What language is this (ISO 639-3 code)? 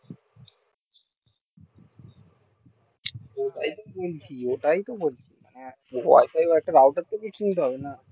ben